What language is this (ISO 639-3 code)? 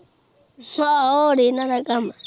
pan